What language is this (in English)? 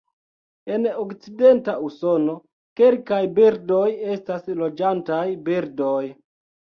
Esperanto